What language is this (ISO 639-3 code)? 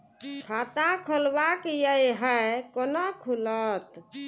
mai